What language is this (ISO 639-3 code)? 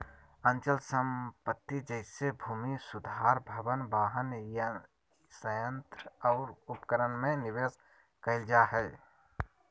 mag